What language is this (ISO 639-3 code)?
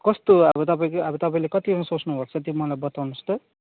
nep